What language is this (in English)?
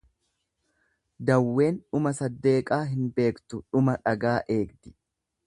Oromo